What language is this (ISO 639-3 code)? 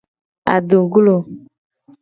gej